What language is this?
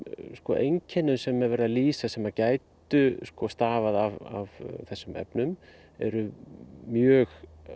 Icelandic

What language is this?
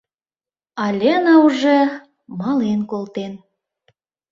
Mari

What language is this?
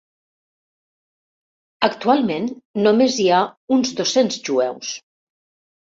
Catalan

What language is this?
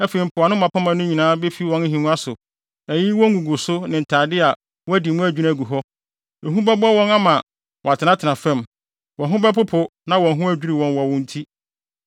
Akan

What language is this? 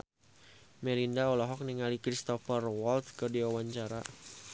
Sundanese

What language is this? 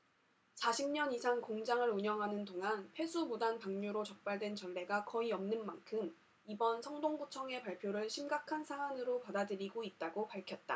Korean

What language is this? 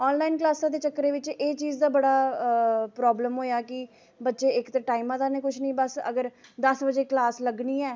Dogri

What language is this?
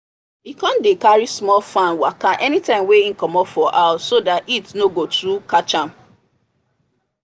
Nigerian Pidgin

